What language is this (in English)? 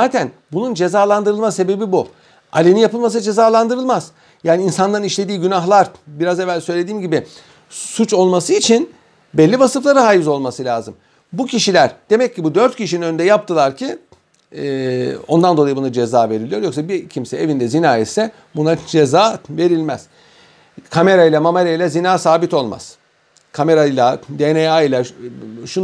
Turkish